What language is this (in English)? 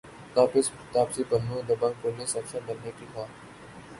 Urdu